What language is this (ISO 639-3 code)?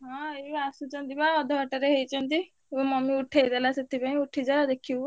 ori